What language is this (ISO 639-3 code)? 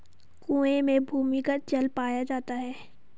hin